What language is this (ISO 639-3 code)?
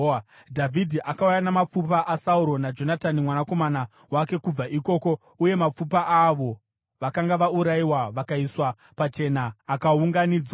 sna